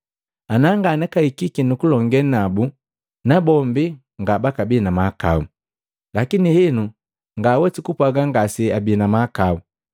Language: Matengo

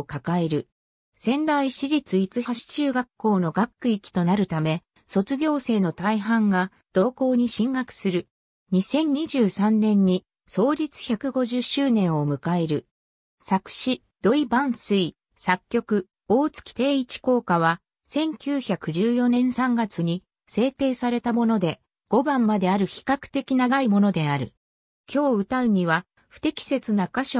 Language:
Japanese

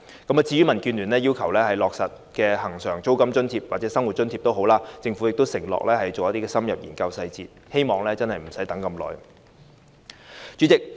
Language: Cantonese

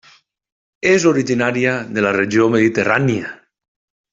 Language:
Catalan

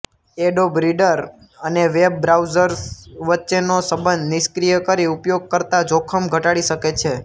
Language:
Gujarati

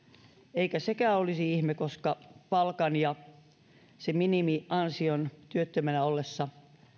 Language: Finnish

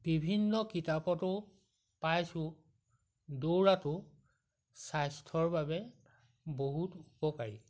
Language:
Assamese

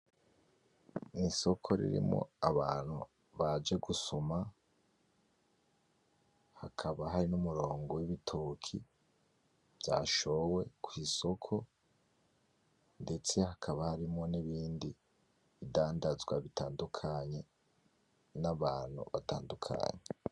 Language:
Rundi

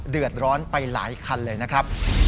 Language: Thai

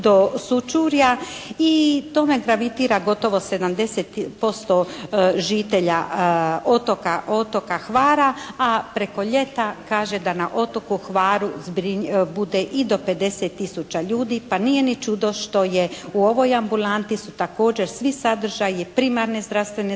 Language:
Croatian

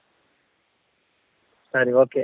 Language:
Kannada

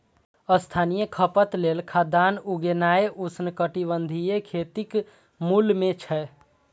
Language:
Maithili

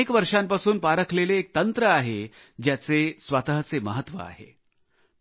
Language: Marathi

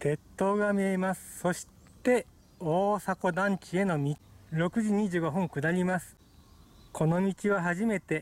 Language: Japanese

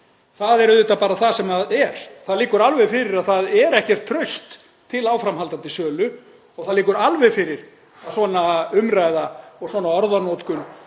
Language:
Icelandic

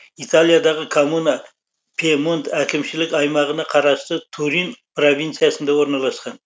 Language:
Kazakh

